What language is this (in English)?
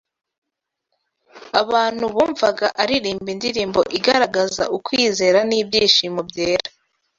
Kinyarwanda